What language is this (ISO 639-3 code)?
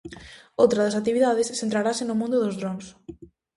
glg